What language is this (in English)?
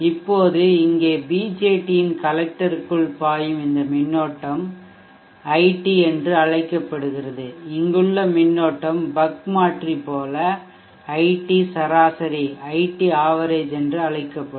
Tamil